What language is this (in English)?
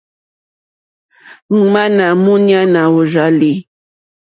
Mokpwe